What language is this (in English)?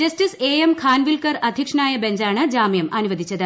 Malayalam